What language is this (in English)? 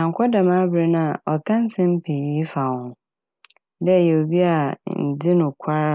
Akan